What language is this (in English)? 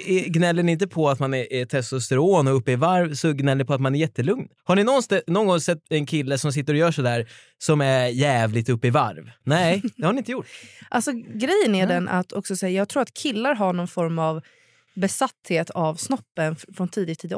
Swedish